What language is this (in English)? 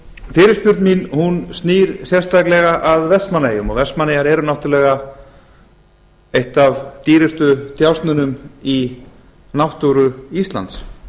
Icelandic